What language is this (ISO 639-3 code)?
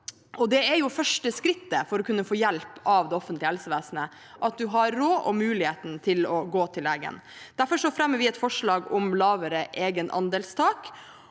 nor